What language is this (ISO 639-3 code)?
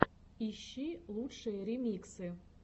rus